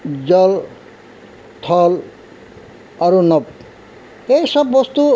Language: Assamese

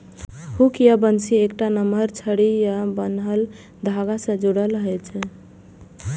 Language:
Maithili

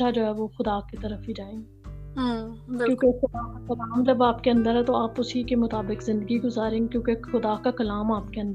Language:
Urdu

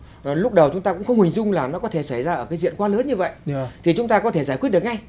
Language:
Vietnamese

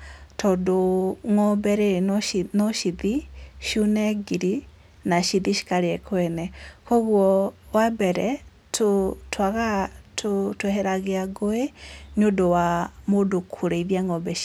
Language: Kikuyu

